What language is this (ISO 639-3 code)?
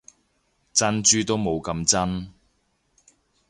yue